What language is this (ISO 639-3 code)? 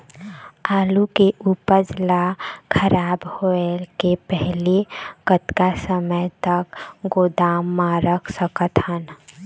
hne